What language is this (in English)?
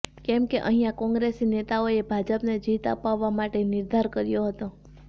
Gujarati